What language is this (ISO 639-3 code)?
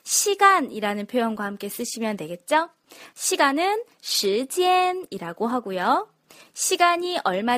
kor